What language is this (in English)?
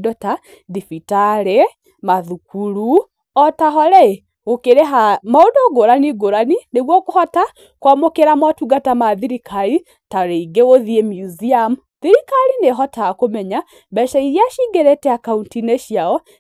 Kikuyu